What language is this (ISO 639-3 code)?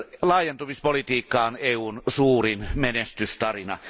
fin